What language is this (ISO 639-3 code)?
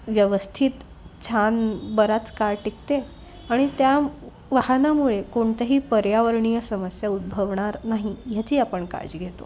mar